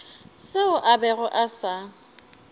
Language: Northern Sotho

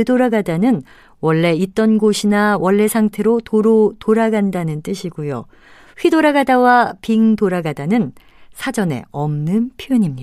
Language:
Korean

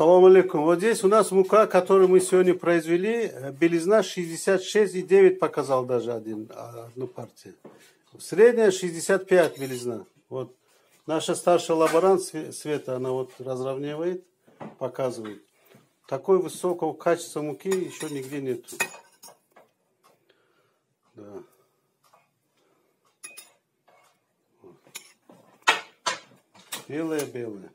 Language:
Russian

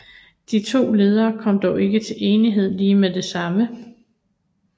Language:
Danish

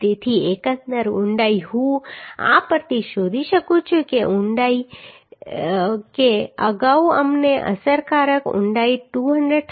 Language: Gujarati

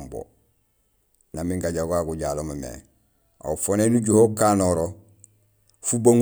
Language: Gusilay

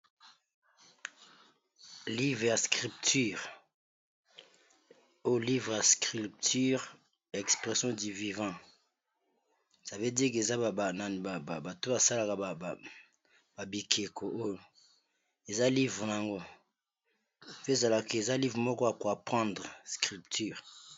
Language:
Lingala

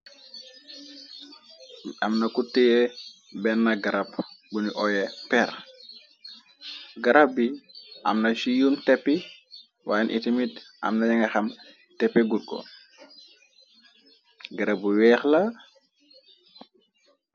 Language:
Wolof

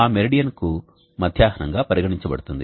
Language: Telugu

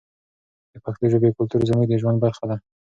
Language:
Pashto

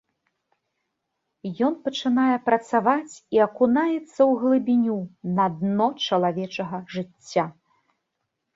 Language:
Belarusian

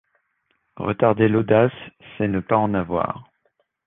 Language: French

